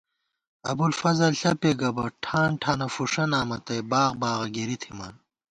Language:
Gawar-Bati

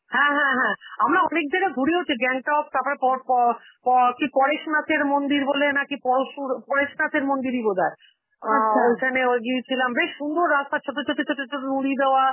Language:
Bangla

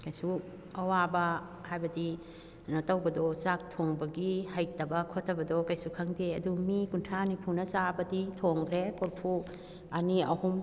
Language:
Manipuri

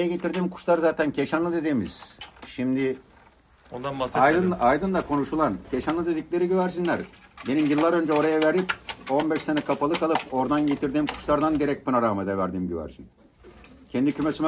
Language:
Turkish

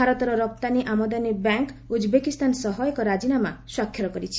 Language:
Odia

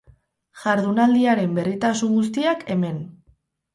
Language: Basque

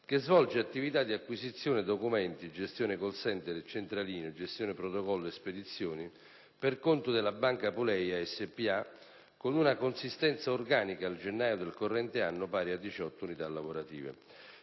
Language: Italian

